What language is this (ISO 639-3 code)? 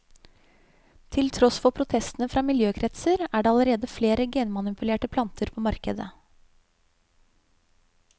nor